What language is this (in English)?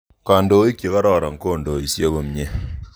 Kalenjin